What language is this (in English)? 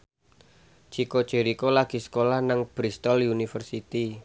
Javanese